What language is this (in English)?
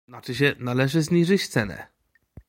Polish